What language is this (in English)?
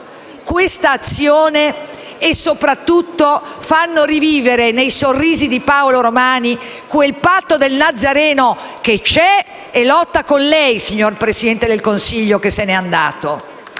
Italian